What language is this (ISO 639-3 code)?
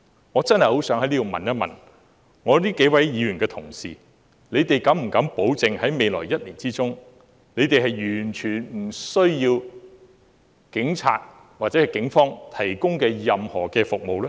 yue